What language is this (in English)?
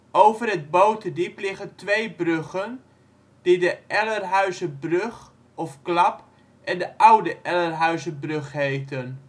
Dutch